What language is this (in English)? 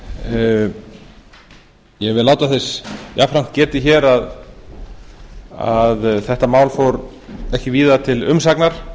Icelandic